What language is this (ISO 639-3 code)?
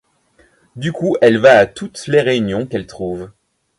fra